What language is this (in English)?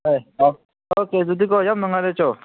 Manipuri